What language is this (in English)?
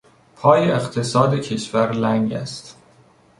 Persian